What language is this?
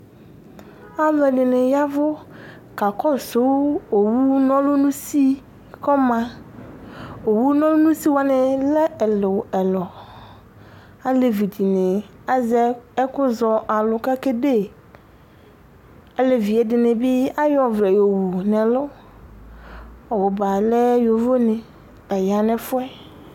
Ikposo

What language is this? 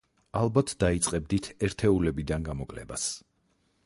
Georgian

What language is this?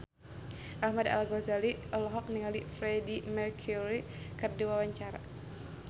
Sundanese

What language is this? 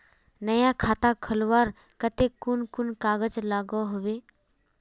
Magahi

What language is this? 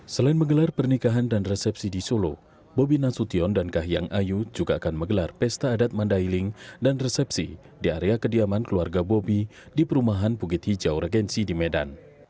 Indonesian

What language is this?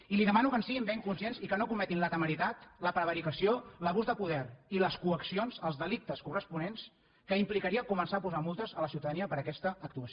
Catalan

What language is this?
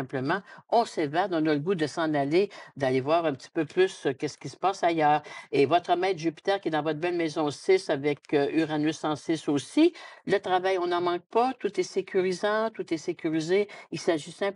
French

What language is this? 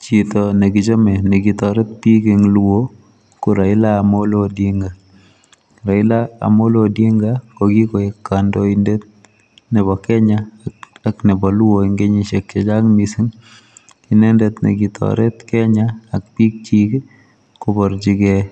Kalenjin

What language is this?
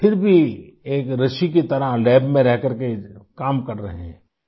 Urdu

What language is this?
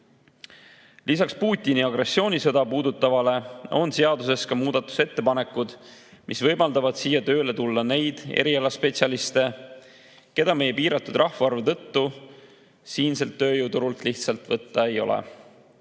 Estonian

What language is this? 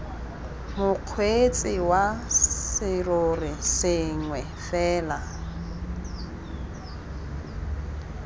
Tswana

